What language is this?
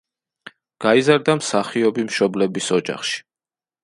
Georgian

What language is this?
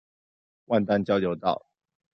Chinese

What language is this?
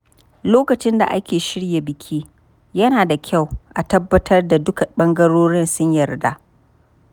Hausa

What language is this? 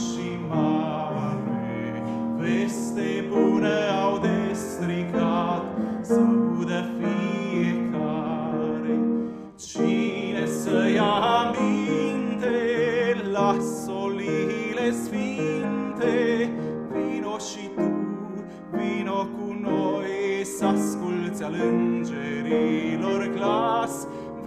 Romanian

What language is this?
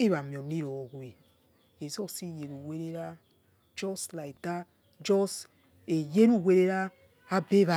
Yekhee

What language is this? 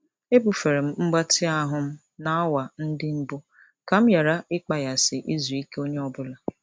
Igbo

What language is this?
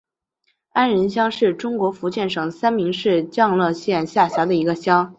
Chinese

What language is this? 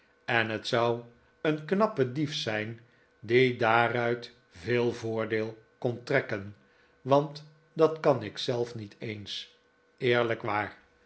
Dutch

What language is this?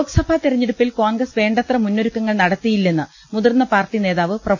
Malayalam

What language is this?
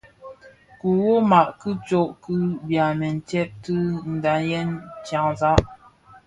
Bafia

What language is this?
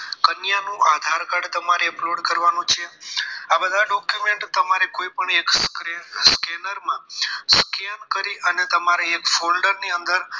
Gujarati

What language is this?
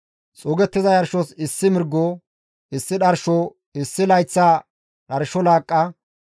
Gamo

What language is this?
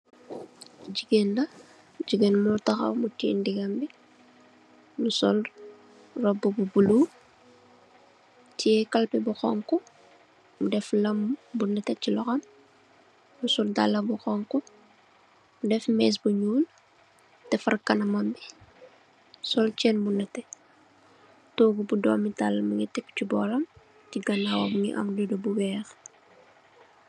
Wolof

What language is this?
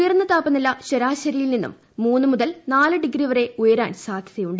Malayalam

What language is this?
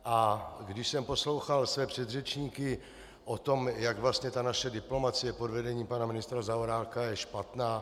Czech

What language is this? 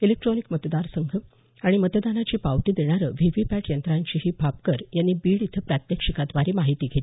Marathi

